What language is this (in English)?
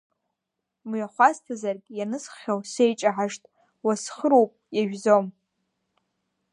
Abkhazian